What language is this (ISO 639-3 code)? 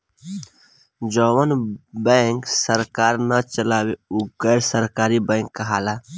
bho